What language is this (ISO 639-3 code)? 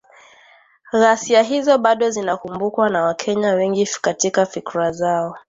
swa